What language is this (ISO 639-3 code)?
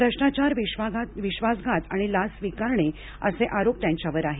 mar